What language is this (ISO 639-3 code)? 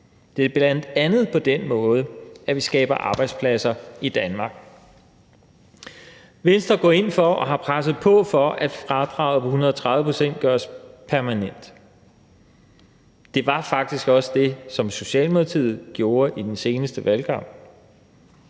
dan